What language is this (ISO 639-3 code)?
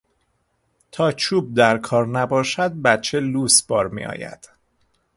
fas